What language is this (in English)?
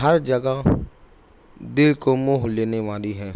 Urdu